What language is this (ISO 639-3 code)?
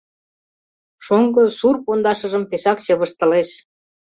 chm